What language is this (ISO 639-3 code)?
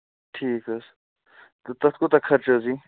kas